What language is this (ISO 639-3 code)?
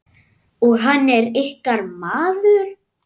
isl